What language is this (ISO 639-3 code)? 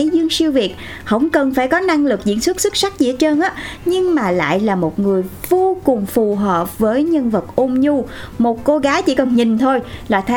vie